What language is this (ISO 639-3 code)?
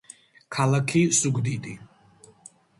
kat